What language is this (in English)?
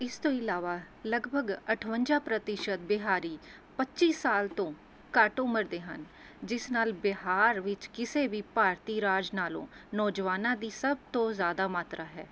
Punjabi